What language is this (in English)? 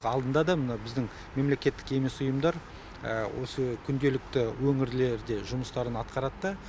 Kazakh